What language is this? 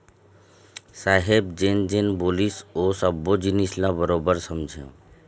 Chhattisgarhi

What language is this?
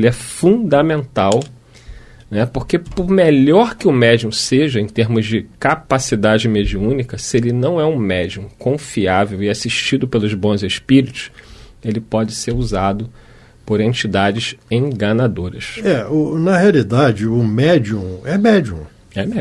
Portuguese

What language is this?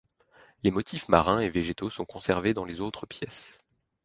French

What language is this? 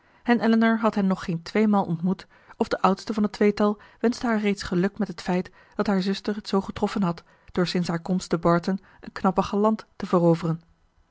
Dutch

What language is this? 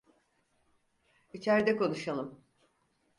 Turkish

